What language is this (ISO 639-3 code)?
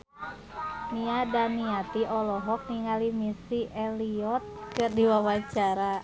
sun